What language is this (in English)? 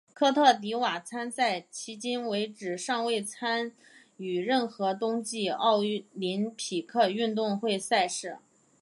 Chinese